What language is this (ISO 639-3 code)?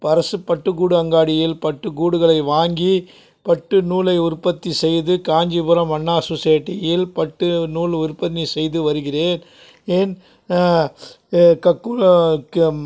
tam